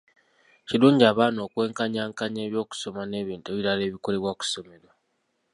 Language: Ganda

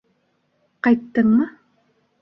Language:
Bashkir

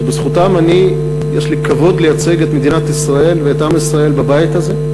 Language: Hebrew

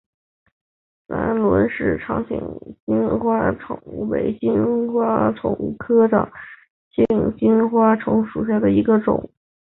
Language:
Chinese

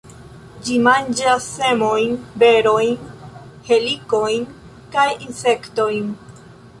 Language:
Esperanto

